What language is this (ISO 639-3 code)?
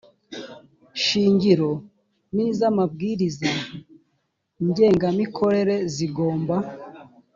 kin